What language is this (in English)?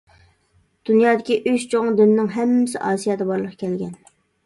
Uyghur